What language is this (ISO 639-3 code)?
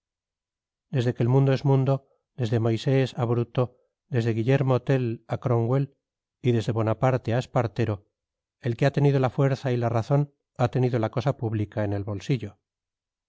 spa